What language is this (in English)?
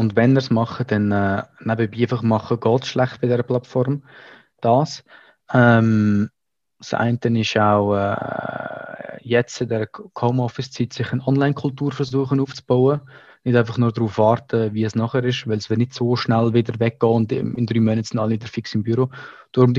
German